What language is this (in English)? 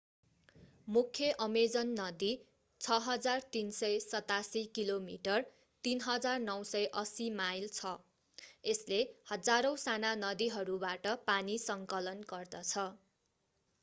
Nepali